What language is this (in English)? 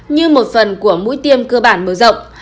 Vietnamese